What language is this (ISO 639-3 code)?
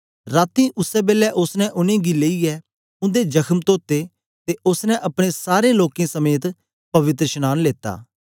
doi